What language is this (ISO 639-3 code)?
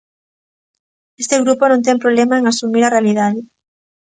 glg